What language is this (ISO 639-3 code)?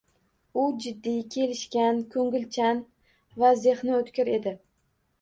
uzb